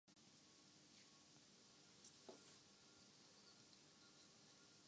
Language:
Urdu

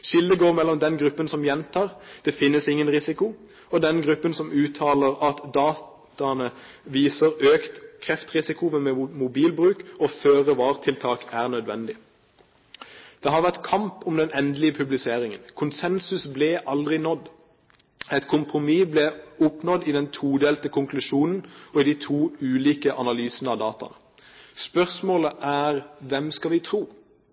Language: Norwegian Bokmål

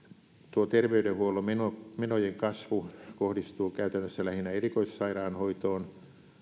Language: Finnish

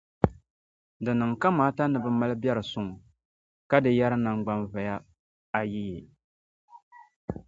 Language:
Dagbani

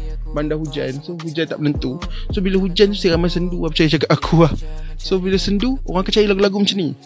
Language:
Malay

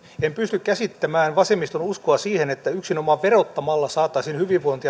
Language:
Finnish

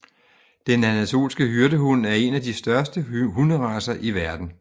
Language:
Danish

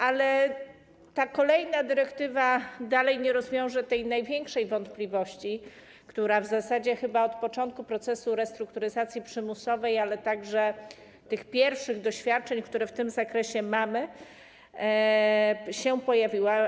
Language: Polish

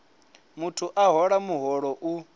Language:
Venda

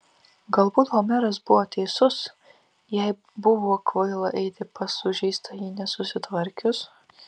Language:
Lithuanian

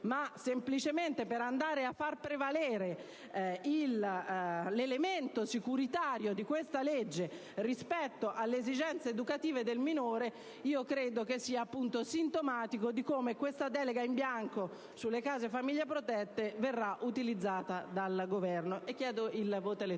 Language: Italian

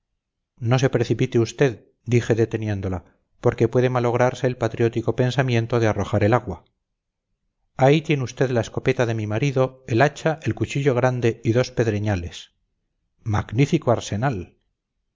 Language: Spanish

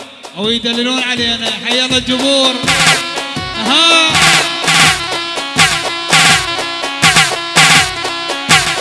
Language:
Arabic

